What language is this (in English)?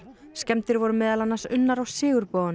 Icelandic